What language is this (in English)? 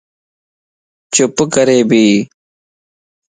Lasi